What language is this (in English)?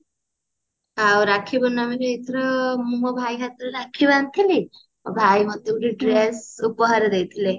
Odia